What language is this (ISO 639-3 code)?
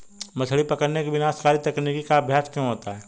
hin